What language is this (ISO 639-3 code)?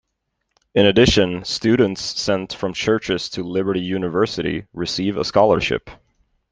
eng